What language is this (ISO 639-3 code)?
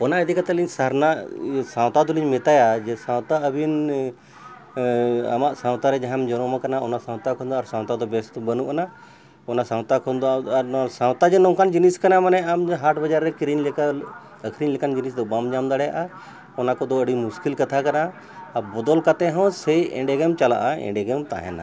sat